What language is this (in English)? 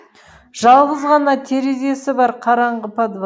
Kazakh